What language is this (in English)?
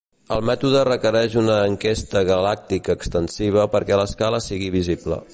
Catalan